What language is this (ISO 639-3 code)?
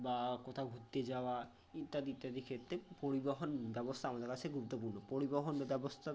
ben